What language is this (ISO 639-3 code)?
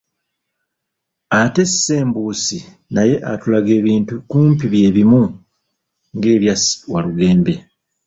lug